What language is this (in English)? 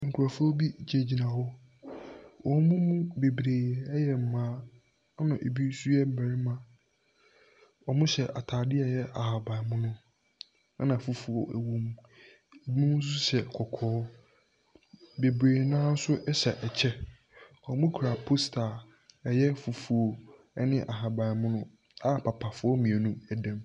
Akan